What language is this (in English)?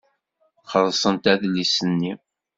Kabyle